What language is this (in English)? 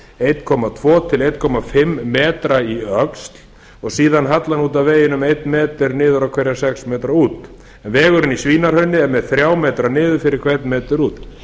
Icelandic